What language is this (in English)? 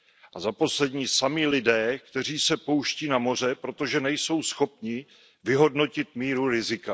Czech